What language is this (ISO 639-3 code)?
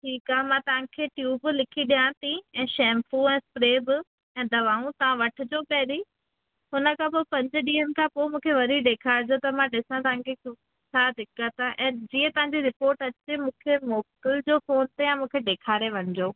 snd